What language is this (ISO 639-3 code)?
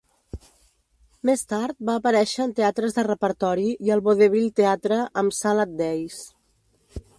cat